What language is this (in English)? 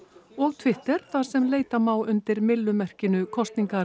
Icelandic